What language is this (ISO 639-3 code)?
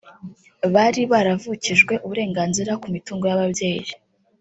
kin